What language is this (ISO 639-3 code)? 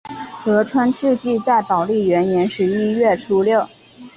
zho